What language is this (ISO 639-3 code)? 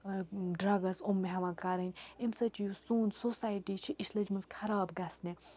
kas